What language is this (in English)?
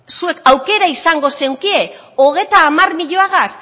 Basque